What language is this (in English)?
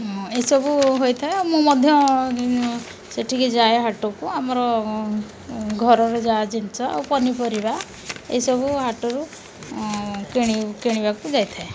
Odia